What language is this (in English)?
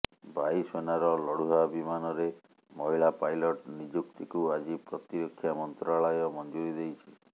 Odia